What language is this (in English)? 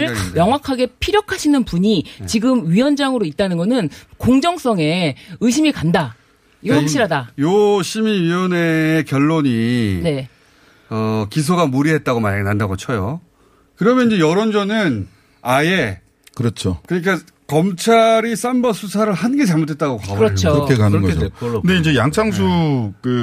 Korean